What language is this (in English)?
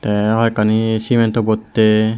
Chakma